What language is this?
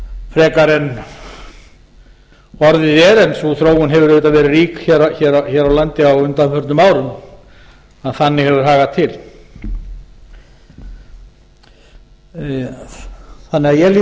Icelandic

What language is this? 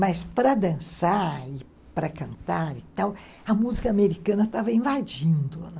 Portuguese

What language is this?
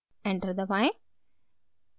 Hindi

